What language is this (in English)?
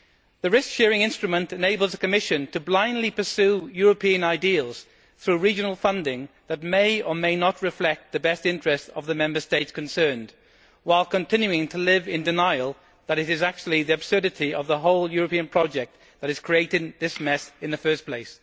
English